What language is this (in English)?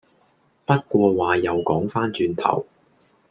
Cantonese